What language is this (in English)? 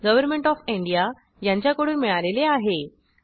Marathi